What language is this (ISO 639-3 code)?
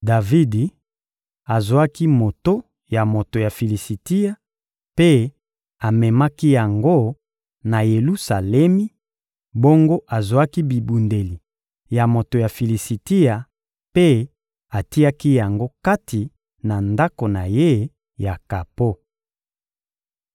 lin